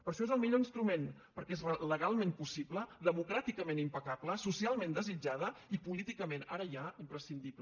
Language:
Catalan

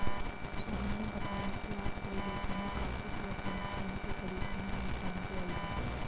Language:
Hindi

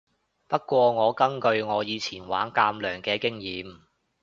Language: Cantonese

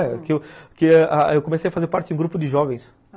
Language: Portuguese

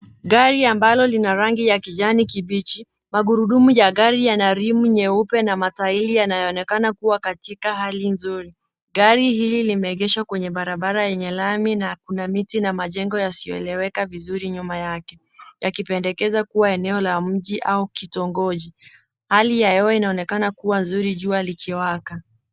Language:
Swahili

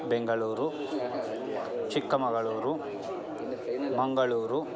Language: Sanskrit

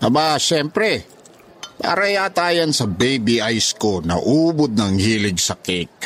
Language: Filipino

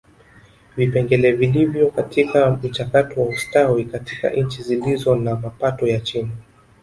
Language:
Swahili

